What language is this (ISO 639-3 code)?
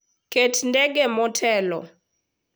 luo